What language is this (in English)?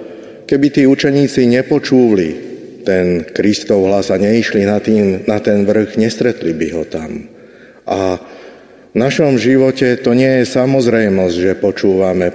Slovak